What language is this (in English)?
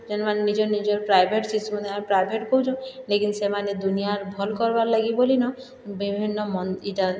Odia